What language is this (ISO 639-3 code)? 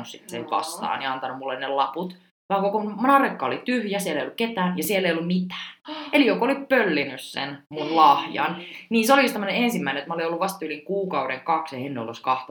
fin